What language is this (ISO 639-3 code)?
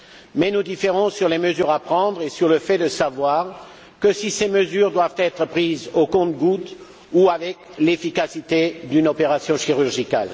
fra